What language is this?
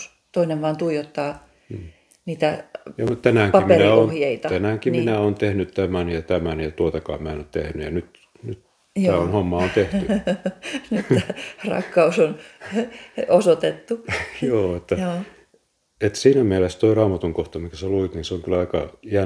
Finnish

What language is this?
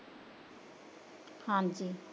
Punjabi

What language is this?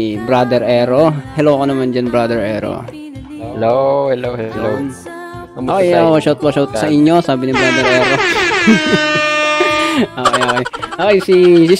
Filipino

